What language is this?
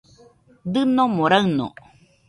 Nüpode Huitoto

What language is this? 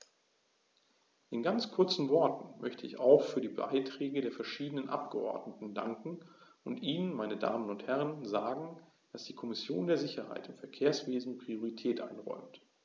German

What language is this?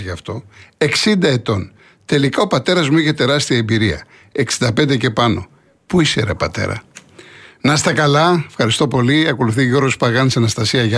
Greek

